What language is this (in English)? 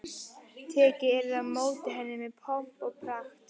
Icelandic